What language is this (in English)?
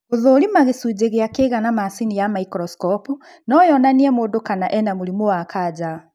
Kikuyu